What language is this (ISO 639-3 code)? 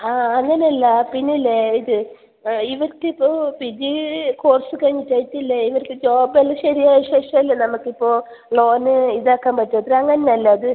mal